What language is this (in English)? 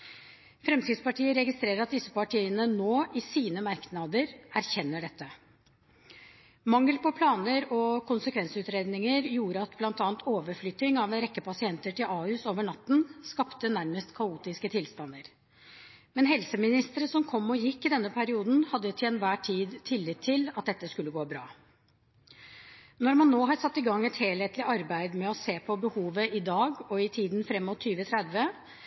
Norwegian Bokmål